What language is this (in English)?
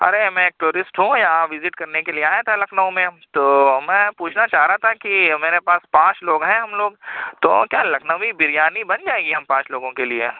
Urdu